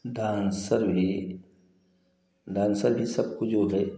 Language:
Hindi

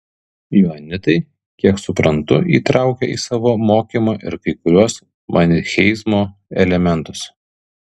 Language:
Lithuanian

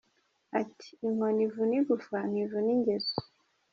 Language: Kinyarwanda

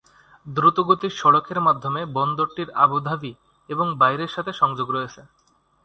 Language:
Bangla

